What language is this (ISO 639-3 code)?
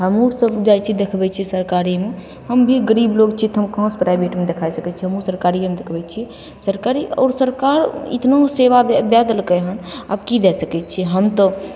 mai